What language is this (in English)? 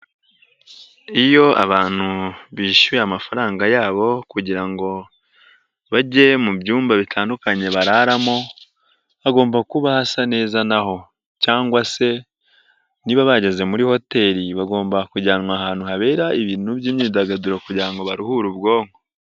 Kinyarwanda